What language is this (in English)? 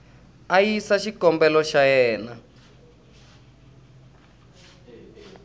Tsonga